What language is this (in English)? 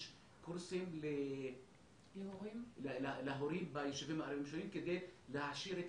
Hebrew